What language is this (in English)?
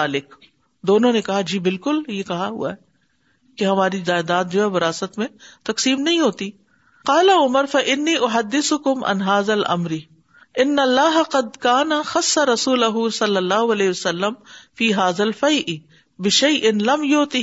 Urdu